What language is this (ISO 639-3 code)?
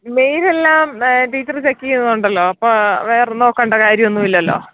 mal